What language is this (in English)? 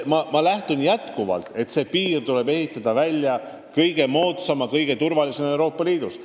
Estonian